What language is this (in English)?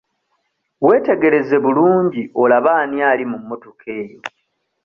Ganda